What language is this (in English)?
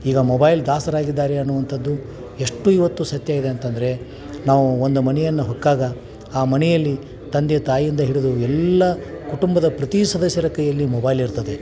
Kannada